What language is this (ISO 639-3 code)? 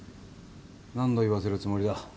jpn